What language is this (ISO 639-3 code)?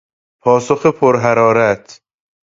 fas